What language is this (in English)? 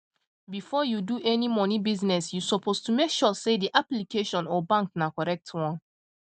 Nigerian Pidgin